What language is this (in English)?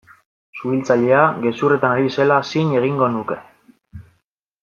Basque